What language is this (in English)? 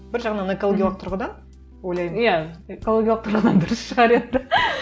Kazakh